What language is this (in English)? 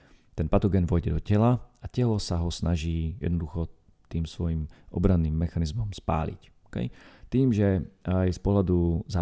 Slovak